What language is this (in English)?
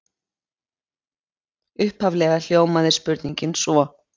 Icelandic